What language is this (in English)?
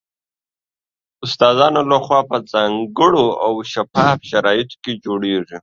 Pashto